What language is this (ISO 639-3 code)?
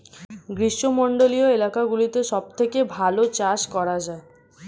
ben